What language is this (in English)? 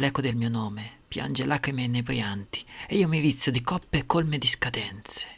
Italian